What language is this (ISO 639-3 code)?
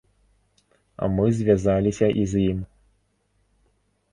bel